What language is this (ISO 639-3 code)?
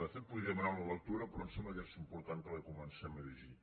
cat